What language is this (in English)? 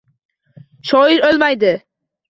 Uzbek